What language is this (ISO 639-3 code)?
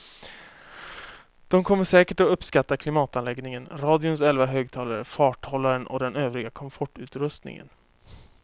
swe